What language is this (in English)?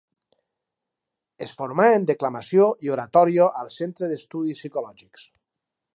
Catalan